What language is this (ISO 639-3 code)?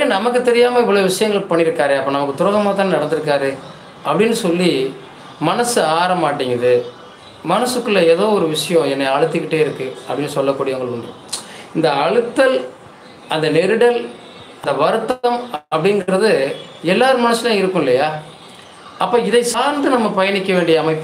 kor